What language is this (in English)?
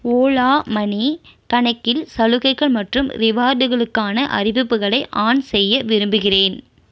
Tamil